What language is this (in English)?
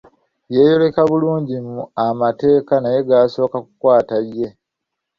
Ganda